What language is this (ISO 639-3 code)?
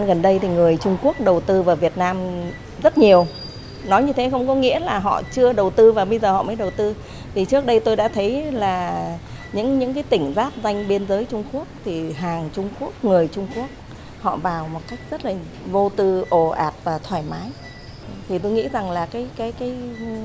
vie